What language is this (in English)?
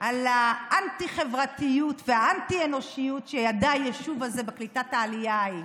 Hebrew